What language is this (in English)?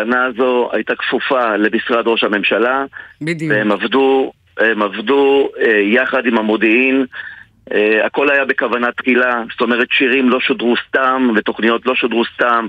Hebrew